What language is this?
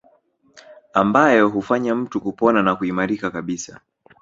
Swahili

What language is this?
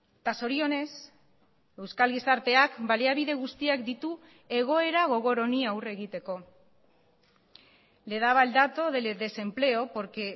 Basque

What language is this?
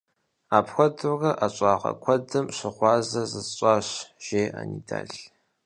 Kabardian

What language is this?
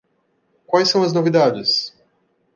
Portuguese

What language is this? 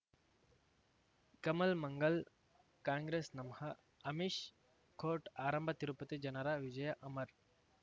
Kannada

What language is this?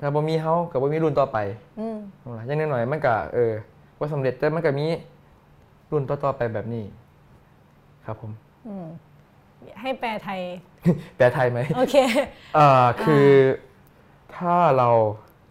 Thai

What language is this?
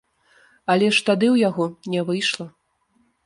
Belarusian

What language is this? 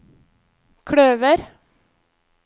Norwegian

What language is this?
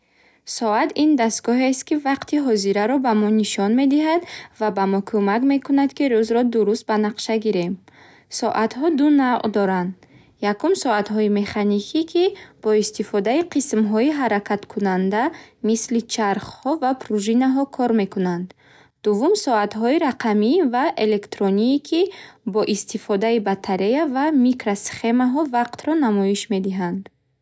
Bukharic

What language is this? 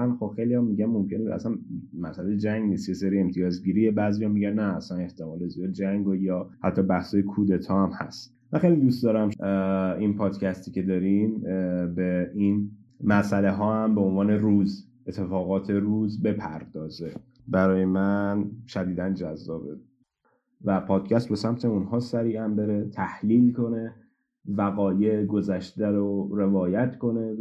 Persian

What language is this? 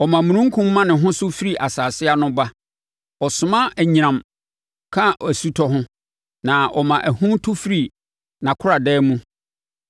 Akan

